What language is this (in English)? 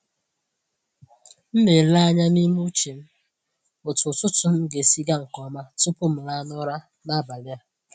Igbo